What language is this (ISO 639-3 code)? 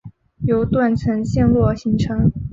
zho